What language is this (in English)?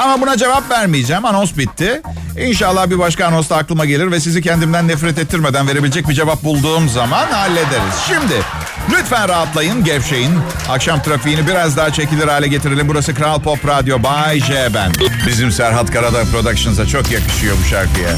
Turkish